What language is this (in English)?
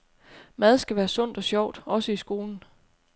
Danish